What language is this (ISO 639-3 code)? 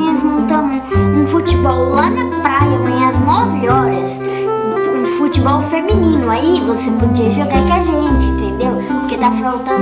por